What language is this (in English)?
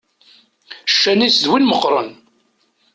Kabyle